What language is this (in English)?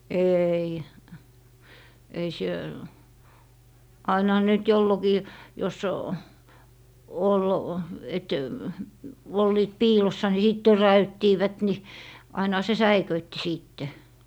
Finnish